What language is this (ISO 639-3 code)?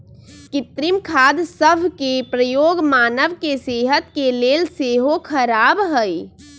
mag